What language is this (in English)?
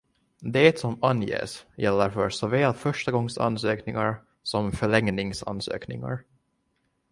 Swedish